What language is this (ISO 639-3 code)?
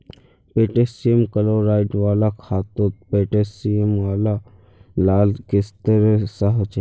mag